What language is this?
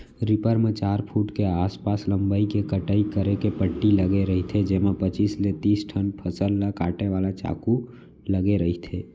Chhattisgarhi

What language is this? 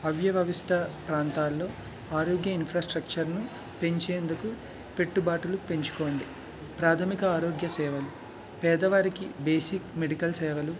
Telugu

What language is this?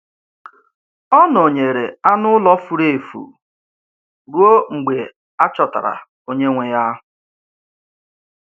Igbo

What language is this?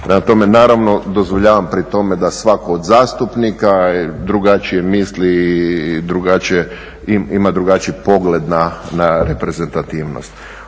Croatian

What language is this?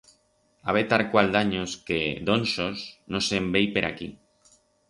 Aragonese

